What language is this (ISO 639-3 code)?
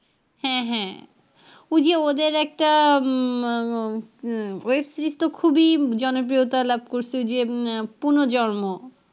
ben